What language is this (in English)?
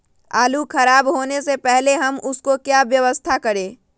Magahi